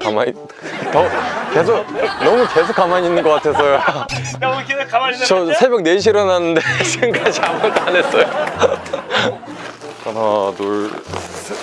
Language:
Korean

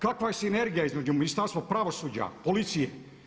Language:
Croatian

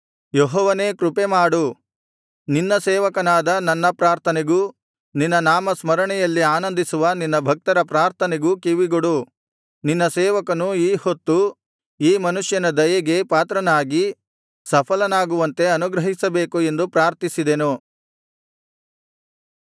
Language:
Kannada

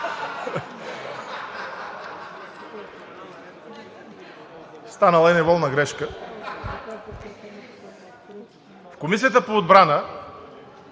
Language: Bulgarian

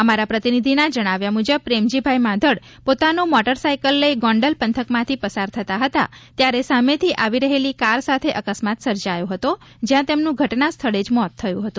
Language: Gujarati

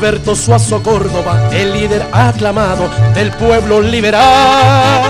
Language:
Spanish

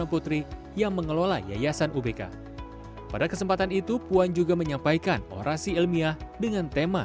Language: Indonesian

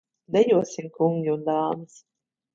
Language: Latvian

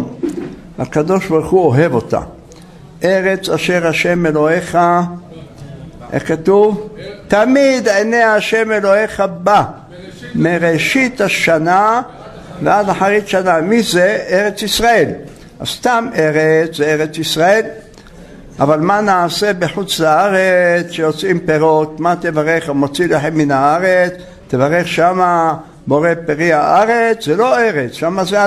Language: Hebrew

